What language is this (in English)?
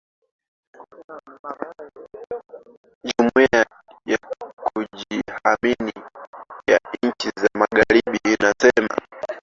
Swahili